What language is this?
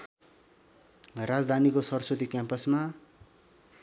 Nepali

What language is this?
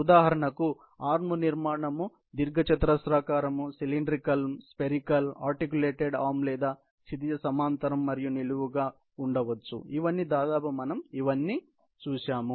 Telugu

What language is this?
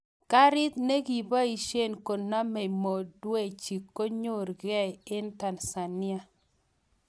Kalenjin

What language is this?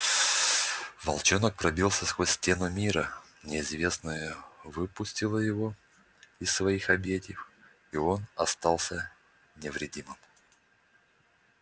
Russian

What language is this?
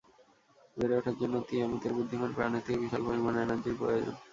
Bangla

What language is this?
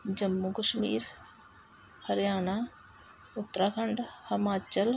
Punjabi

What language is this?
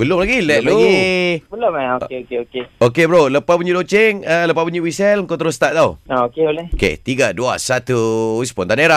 Malay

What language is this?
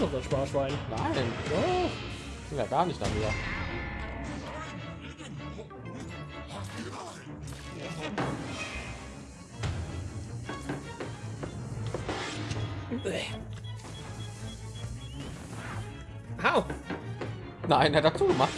German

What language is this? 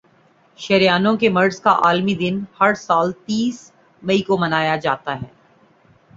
Urdu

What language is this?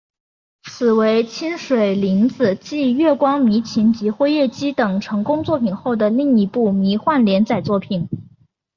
Chinese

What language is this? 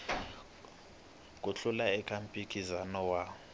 Tsonga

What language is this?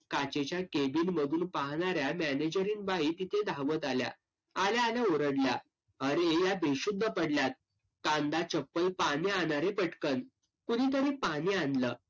Marathi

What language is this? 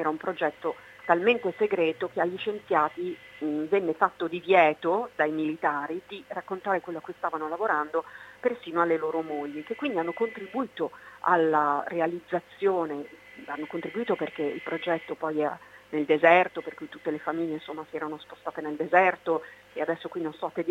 Italian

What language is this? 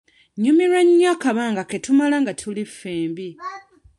Ganda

